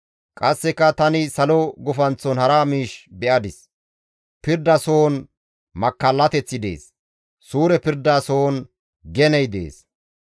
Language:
Gamo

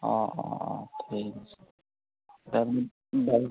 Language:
Assamese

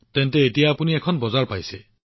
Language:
Assamese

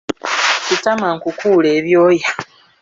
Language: Ganda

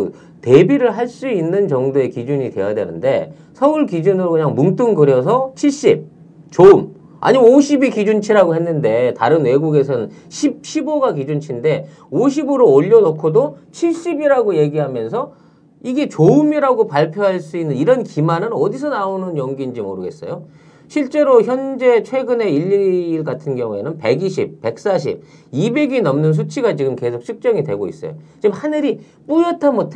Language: Korean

